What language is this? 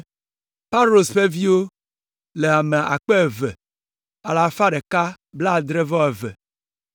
Ewe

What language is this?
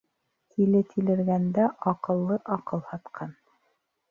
Bashkir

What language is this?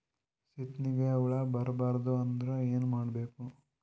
Kannada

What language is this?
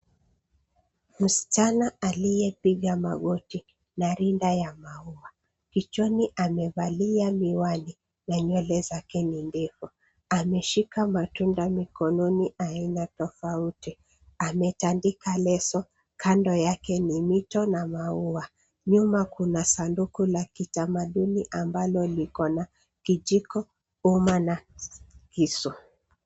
Swahili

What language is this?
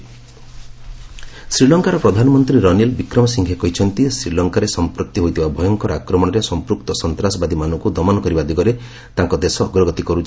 Odia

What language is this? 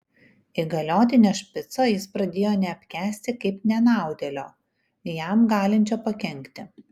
Lithuanian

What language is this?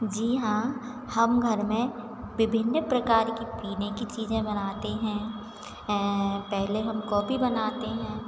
Hindi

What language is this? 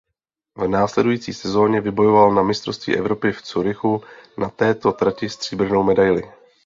Czech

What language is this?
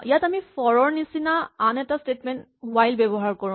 Assamese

